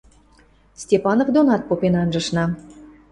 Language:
Western Mari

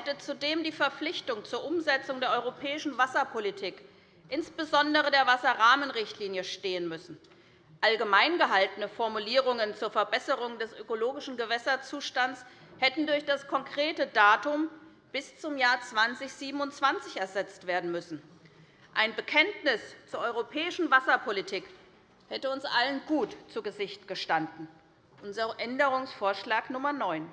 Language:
German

